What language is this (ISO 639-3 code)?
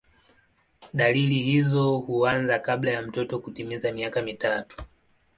swa